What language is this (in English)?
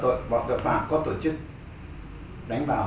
Vietnamese